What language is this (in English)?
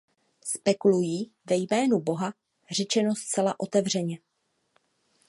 Czech